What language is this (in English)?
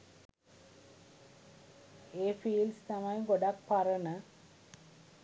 Sinhala